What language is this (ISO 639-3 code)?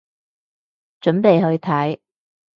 yue